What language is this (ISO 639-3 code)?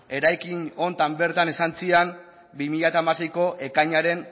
eus